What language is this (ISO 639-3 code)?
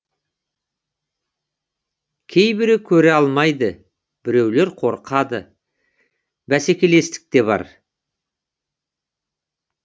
kaz